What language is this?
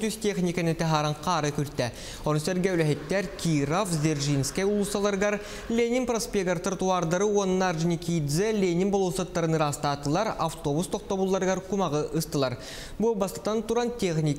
Russian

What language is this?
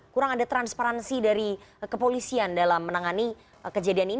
Indonesian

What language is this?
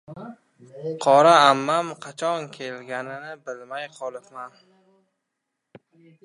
Uzbek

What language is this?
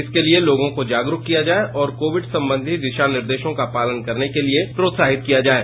Hindi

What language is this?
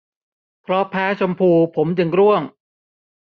Thai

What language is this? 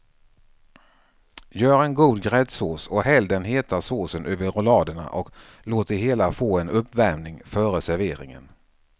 Swedish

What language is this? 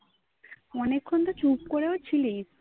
Bangla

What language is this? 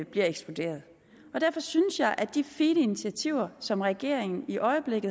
Danish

